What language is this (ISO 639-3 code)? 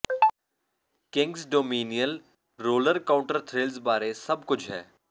pan